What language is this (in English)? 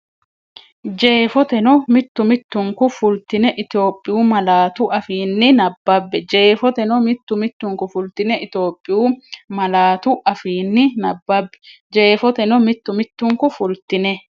Sidamo